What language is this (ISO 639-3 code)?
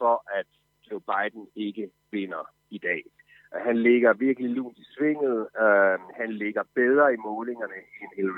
dan